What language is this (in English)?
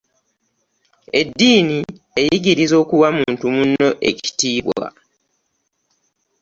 Ganda